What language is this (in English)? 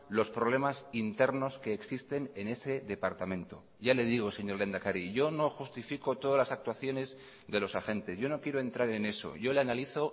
Spanish